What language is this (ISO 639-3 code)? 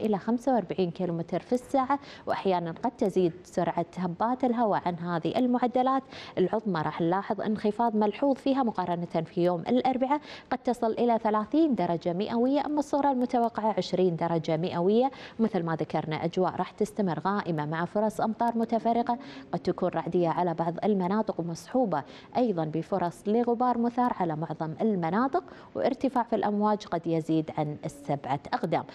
ara